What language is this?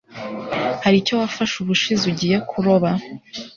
Kinyarwanda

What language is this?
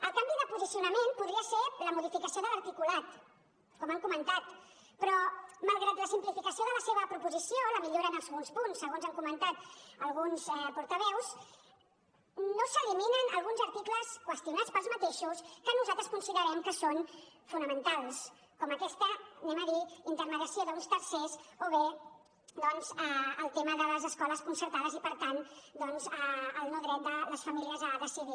Catalan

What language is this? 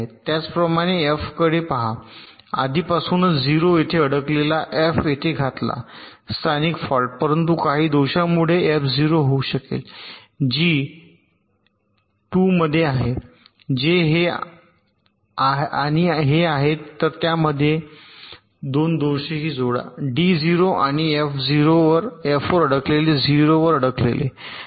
Marathi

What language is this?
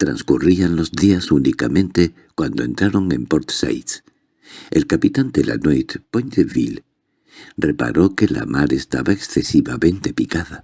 Spanish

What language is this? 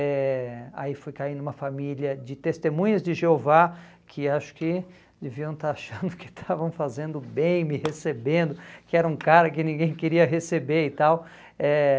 Portuguese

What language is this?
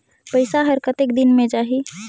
Chhattisgarhi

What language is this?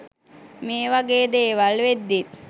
Sinhala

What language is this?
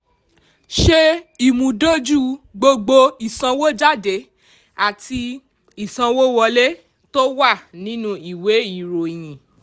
Yoruba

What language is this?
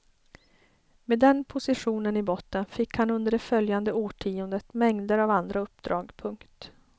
Swedish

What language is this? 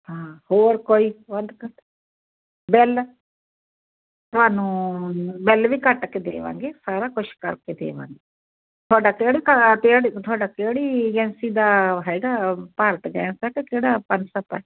Punjabi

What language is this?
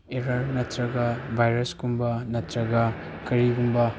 Manipuri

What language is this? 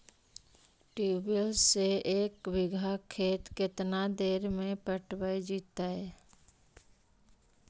Magahi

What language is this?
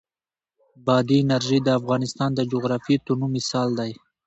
Pashto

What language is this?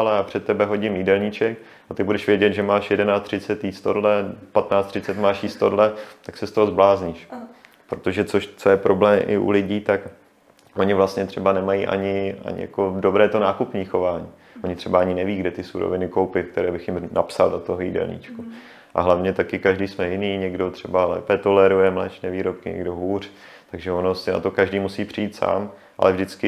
Czech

